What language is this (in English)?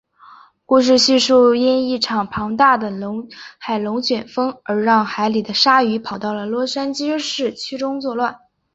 Chinese